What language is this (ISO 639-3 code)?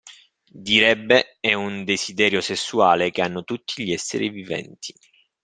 ita